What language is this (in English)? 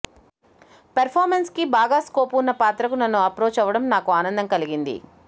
Telugu